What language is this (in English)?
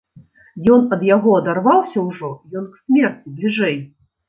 Belarusian